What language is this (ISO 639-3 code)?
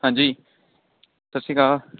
pan